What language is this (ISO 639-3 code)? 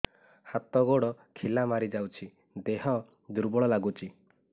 ori